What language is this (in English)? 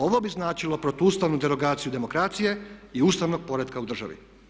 Croatian